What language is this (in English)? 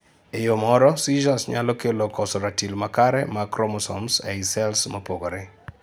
Luo (Kenya and Tanzania)